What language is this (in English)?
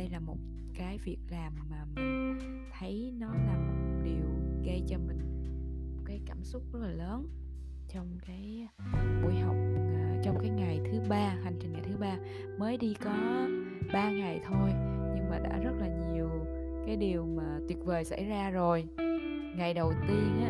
Vietnamese